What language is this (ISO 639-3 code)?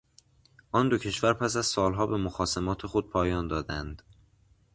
fas